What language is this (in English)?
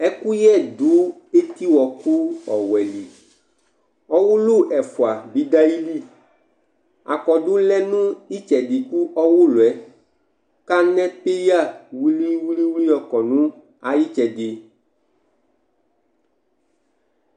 Ikposo